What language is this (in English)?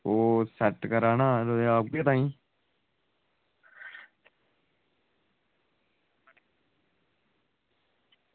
Dogri